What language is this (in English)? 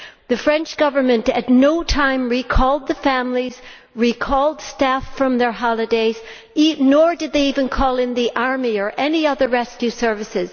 English